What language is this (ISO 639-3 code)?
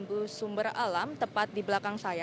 ind